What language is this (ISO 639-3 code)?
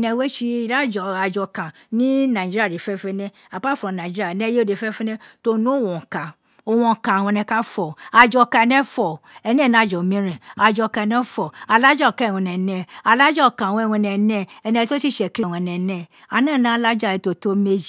its